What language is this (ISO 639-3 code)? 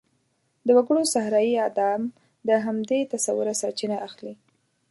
pus